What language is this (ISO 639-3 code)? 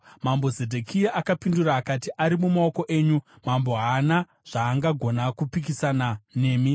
sna